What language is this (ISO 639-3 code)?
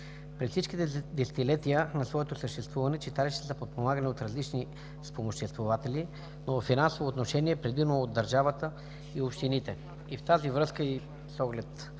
bul